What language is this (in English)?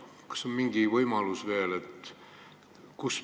Estonian